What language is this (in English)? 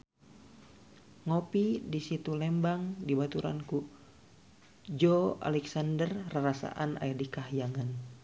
Sundanese